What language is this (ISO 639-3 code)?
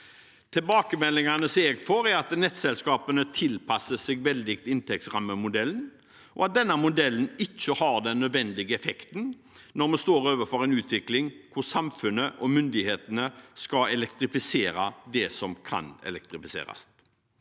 nor